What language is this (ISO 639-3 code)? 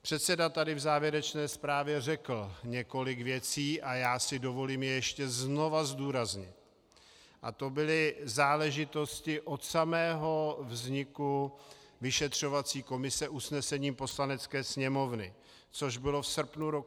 ces